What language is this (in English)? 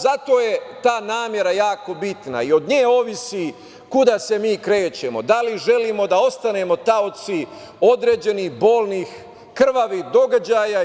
Serbian